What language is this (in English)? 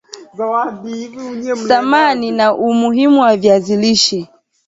Swahili